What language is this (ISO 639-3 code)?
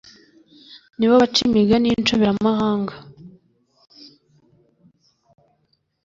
kin